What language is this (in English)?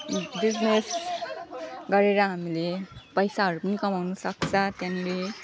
Nepali